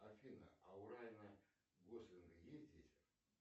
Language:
Russian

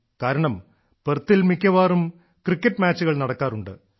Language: Malayalam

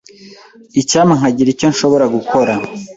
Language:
Kinyarwanda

